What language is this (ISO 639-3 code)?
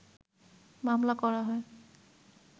ben